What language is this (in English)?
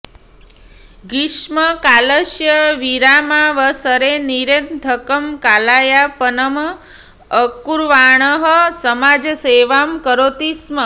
Sanskrit